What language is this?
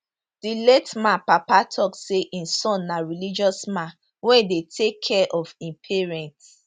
Nigerian Pidgin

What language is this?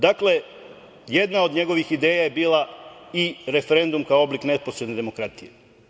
Serbian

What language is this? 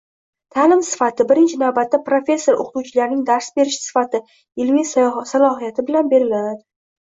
Uzbek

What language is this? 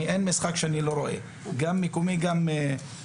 Hebrew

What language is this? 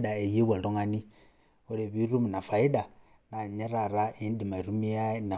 Masai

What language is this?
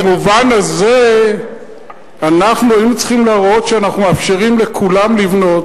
Hebrew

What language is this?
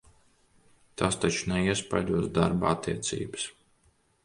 Latvian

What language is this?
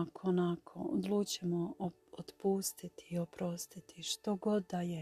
Croatian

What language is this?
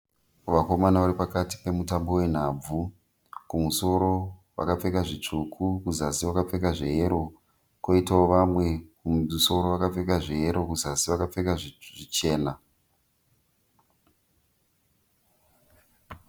Shona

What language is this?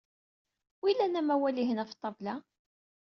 Kabyle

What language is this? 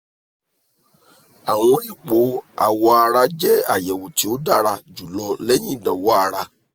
Yoruba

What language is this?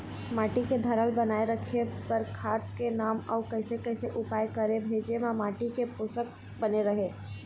Chhattisgarhi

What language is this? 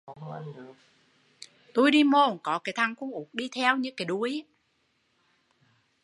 Vietnamese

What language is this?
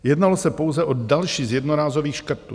Czech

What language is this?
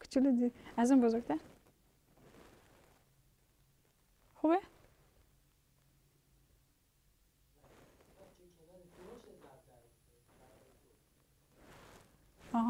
Persian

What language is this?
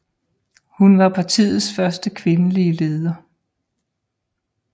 Danish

